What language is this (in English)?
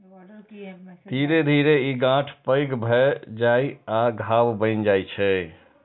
Maithili